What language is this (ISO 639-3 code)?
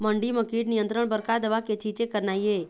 hne